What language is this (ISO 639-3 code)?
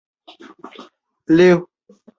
zho